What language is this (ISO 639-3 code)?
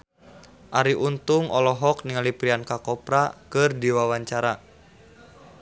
sun